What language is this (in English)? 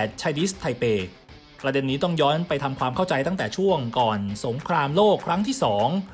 Thai